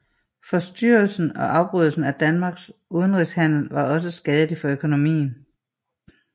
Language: Danish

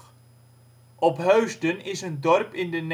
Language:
Dutch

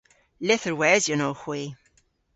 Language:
Cornish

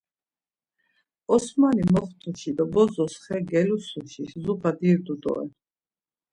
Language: Laz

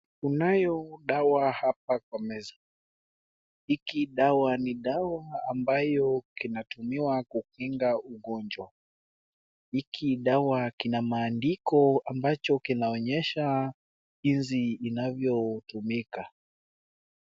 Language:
Swahili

